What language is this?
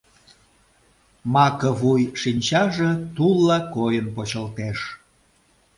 Mari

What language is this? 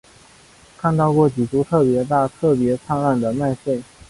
Chinese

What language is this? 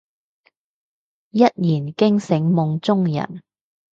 Cantonese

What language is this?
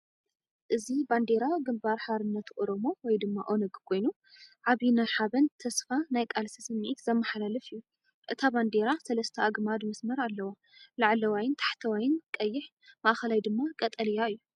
Tigrinya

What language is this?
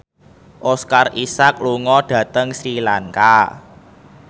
Javanese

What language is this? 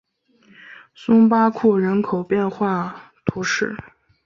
Chinese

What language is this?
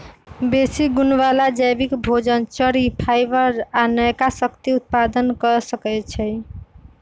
Magahi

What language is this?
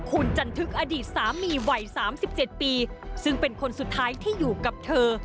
Thai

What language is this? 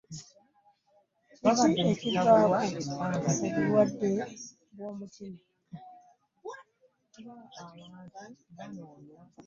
Ganda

